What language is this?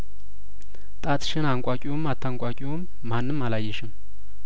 Amharic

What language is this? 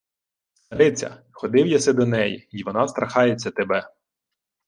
Ukrainian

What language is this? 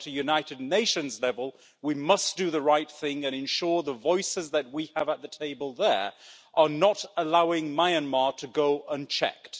English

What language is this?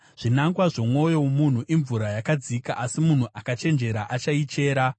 Shona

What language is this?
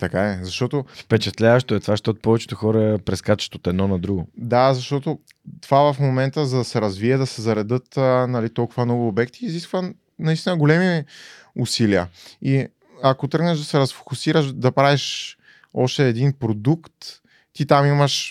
Bulgarian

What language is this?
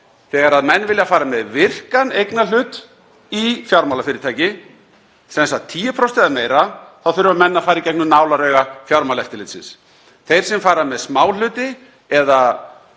Icelandic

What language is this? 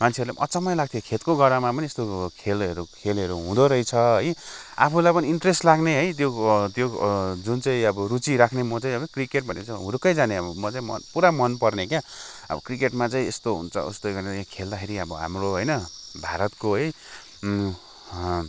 Nepali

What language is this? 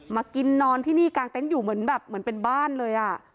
Thai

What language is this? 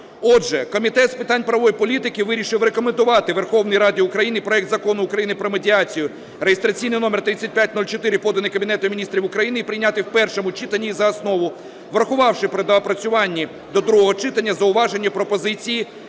Ukrainian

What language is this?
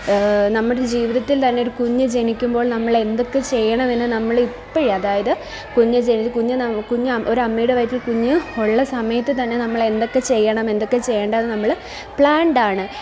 Malayalam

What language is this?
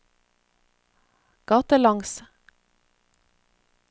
Norwegian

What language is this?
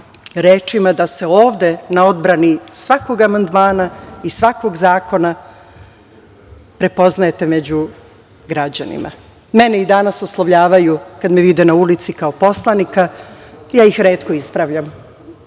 Serbian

